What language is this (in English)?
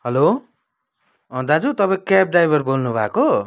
Nepali